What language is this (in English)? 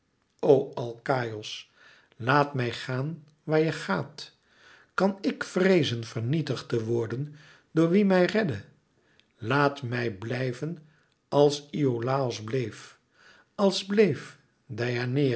Dutch